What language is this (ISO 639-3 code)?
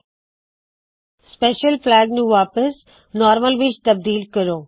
pan